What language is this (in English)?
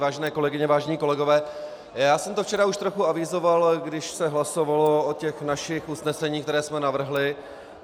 Czech